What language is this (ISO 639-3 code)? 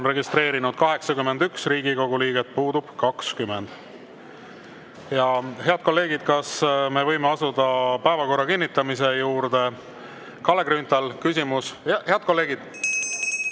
est